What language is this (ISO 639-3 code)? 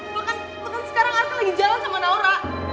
ind